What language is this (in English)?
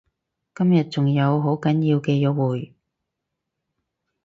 Cantonese